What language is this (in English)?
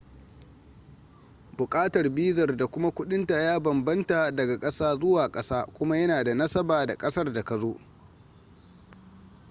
Hausa